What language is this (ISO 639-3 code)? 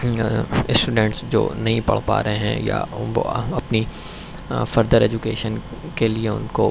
urd